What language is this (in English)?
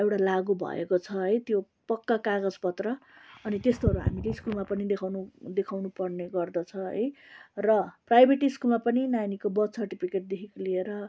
Nepali